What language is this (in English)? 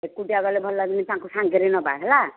Odia